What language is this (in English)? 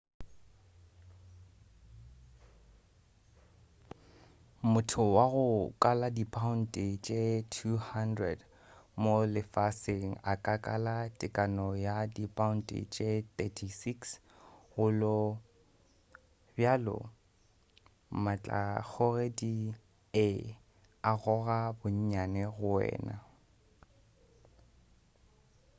Northern Sotho